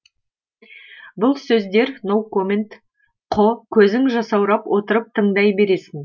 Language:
Kazakh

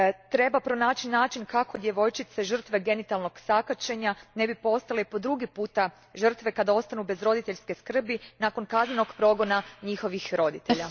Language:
Croatian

